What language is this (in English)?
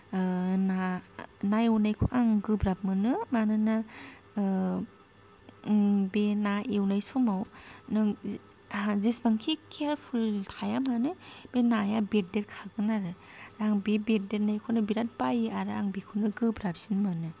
Bodo